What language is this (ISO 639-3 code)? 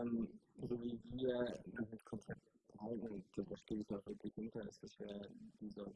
deu